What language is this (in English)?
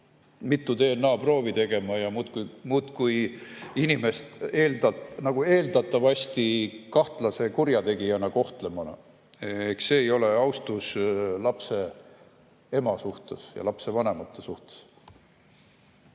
Estonian